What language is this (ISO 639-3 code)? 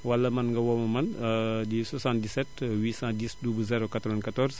wol